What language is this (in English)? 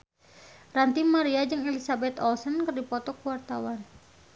Sundanese